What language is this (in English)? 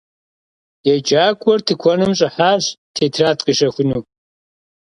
Kabardian